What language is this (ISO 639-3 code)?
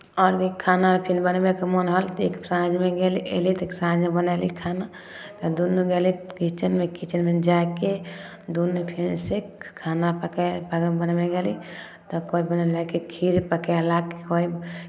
mai